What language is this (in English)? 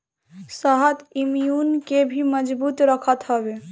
Bhojpuri